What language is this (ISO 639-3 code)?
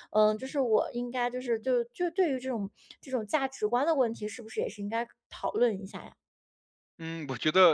zho